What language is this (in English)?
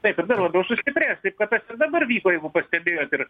Lithuanian